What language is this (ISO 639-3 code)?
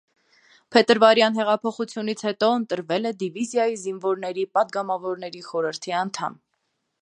hye